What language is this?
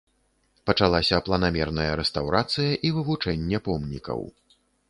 Belarusian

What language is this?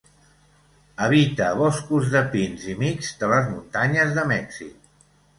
Catalan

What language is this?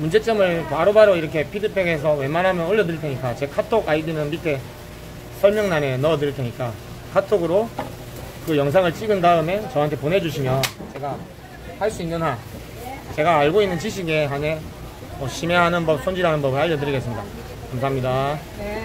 Korean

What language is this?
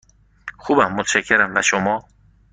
Persian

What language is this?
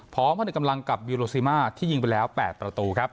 Thai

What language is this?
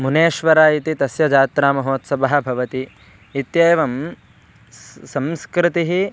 Sanskrit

